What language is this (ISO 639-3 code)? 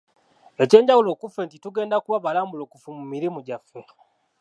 lug